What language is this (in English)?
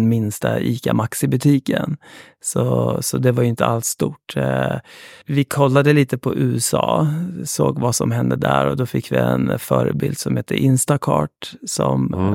Swedish